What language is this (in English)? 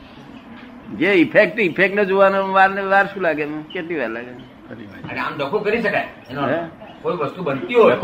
Gujarati